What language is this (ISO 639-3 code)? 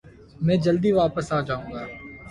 urd